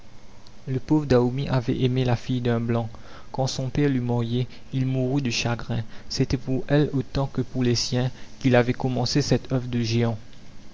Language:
French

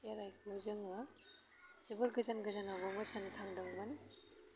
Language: Bodo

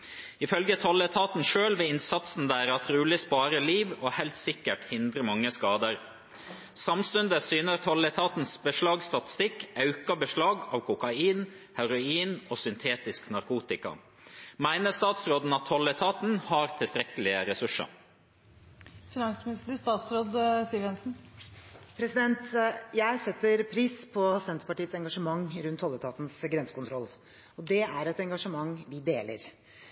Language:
Norwegian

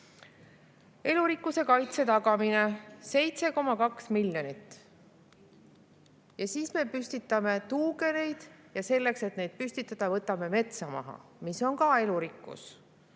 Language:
Estonian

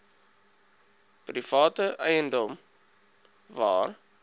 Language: Afrikaans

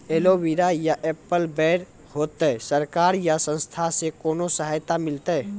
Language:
Maithili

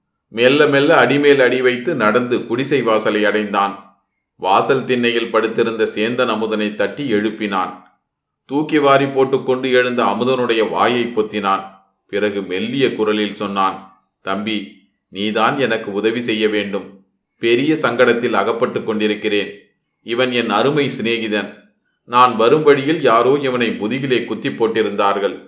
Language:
Tamil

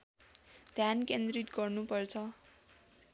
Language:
Nepali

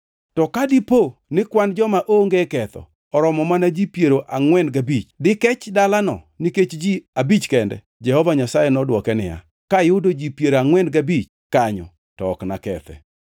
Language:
Luo (Kenya and Tanzania)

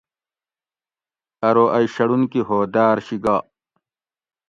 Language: Gawri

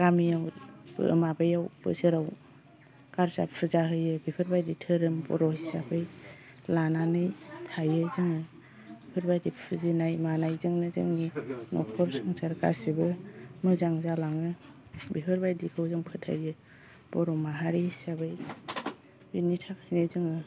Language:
Bodo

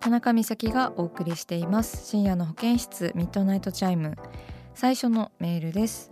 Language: Japanese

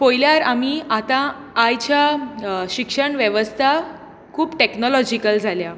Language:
Konkani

